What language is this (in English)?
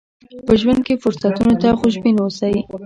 Pashto